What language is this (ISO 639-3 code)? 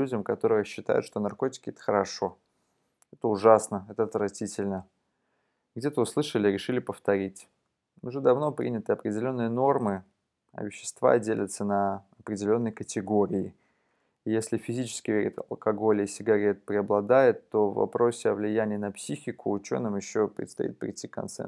rus